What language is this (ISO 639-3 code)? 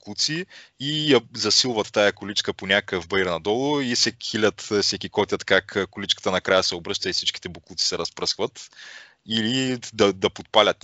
bul